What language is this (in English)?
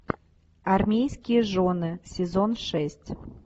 Russian